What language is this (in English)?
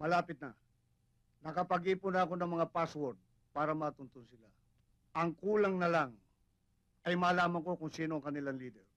Filipino